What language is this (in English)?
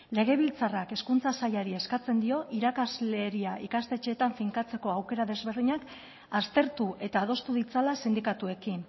Basque